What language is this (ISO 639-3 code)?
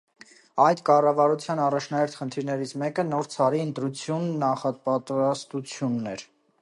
hye